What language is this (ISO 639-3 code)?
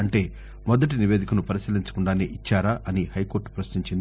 tel